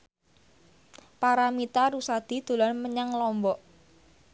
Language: Javanese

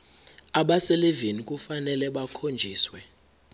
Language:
Zulu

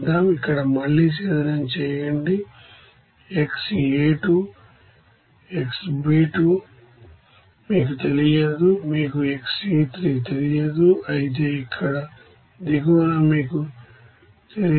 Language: Telugu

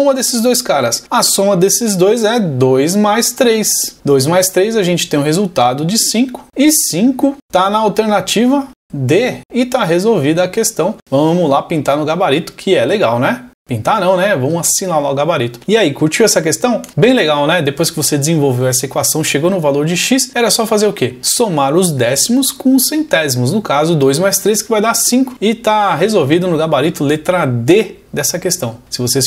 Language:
Portuguese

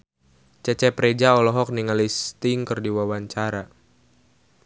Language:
Sundanese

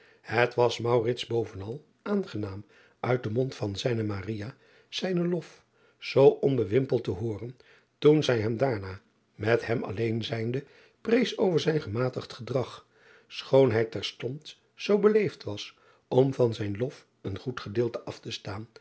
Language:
Dutch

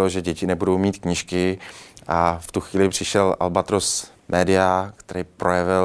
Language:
Czech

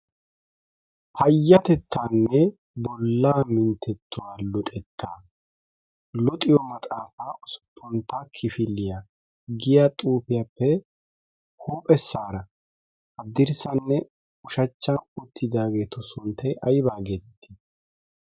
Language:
Wolaytta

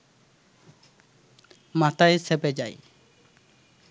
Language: Bangla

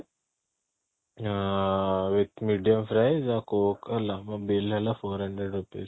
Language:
Odia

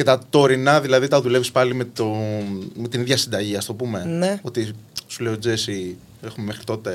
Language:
Greek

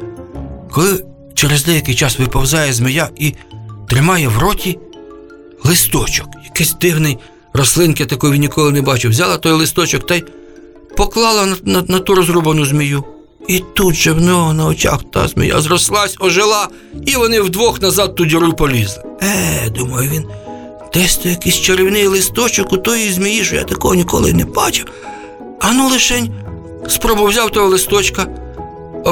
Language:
Ukrainian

